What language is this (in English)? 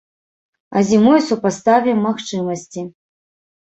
Belarusian